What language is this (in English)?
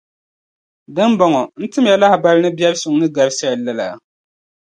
Dagbani